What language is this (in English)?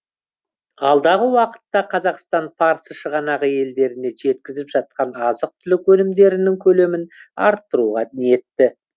Kazakh